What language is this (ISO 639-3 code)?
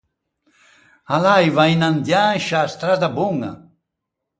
lij